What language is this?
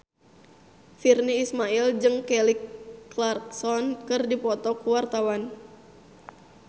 Sundanese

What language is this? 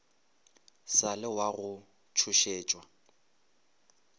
Northern Sotho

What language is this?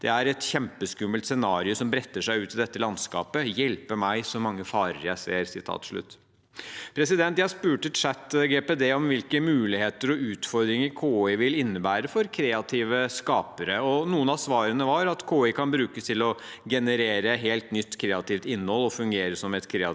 Norwegian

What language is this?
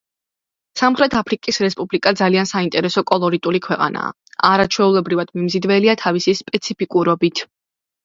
Georgian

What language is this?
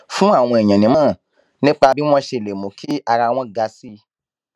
Yoruba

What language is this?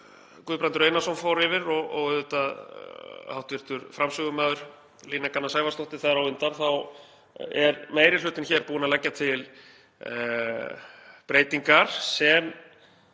Icelandic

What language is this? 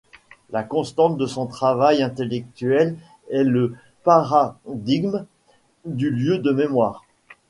French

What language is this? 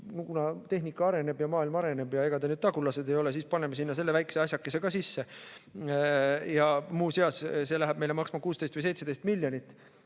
Estonian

